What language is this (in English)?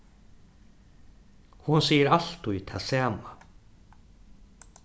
Faroese